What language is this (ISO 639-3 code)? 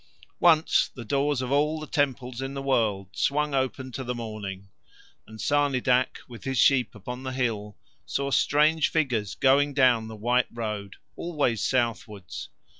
eng